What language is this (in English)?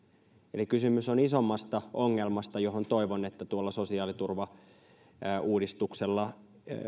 Finnish